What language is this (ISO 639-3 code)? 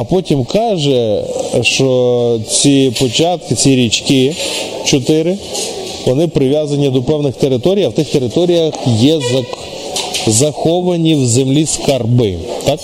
ukr